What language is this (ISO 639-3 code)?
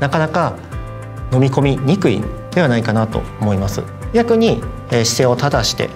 jpn